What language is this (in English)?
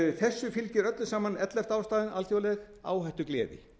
Icelandic